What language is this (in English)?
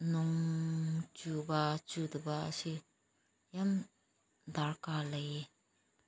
Manipuri